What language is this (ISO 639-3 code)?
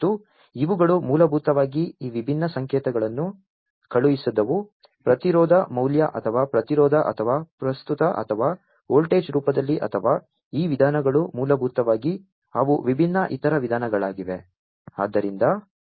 kan